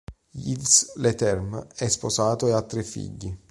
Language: Italian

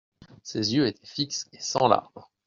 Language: French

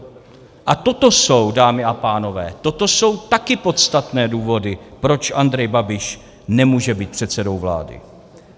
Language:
Czech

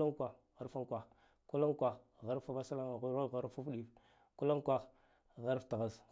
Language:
Guduf-Gava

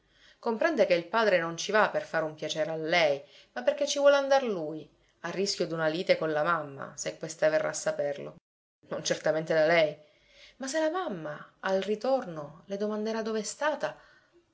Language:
Italian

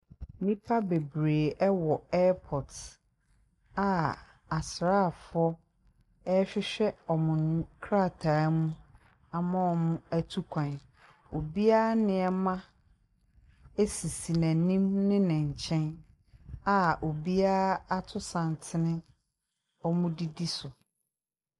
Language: Akan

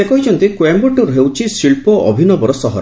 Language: Odia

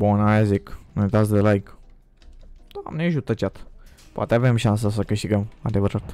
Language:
Romanian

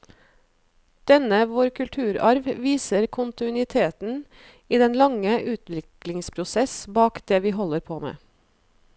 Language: Norwegian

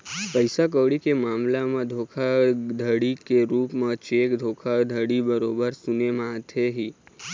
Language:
Chhattisgarhi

